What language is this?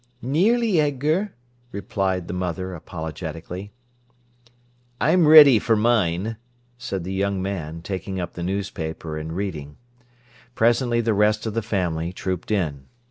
English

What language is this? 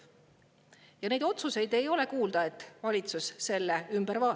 Estonian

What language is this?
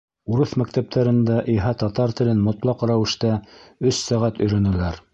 Bashkir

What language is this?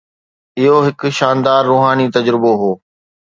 Sindhi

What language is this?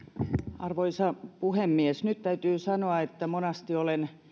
Finnish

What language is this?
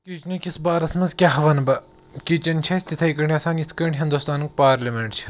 Kashmiri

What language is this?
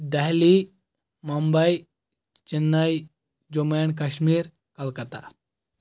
Kashmiri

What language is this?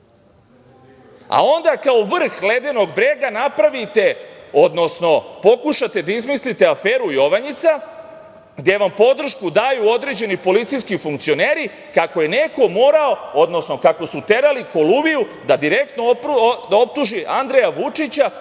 Serbian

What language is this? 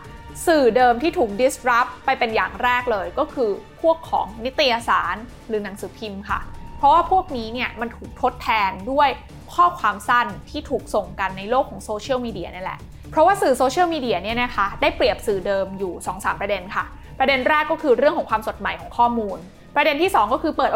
Thai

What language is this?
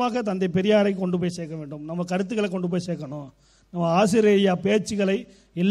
Tamil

